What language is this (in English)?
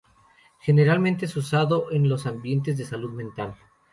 Spanish